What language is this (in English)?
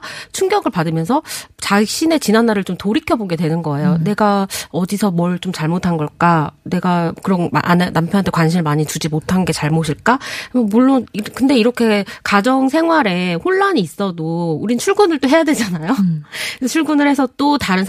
Korean